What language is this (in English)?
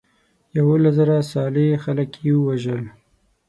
Pashto